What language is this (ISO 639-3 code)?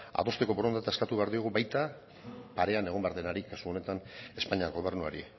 eus